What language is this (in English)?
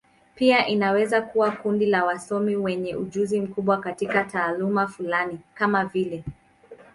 Swahili